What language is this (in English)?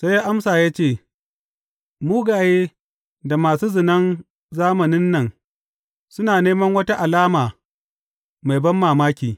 Hausa